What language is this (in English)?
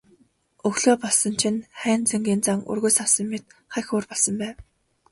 Mongolian